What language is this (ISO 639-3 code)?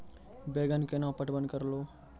mai